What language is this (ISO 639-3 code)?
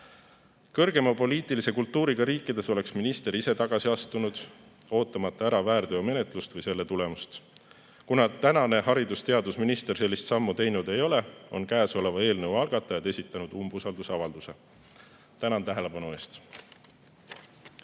est